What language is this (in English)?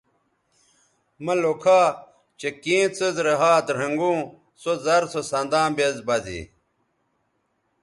Bateri